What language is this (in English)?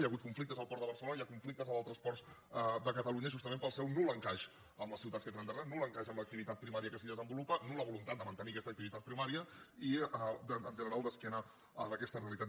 Catalan